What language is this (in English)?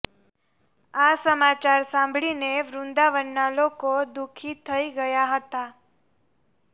Gujarati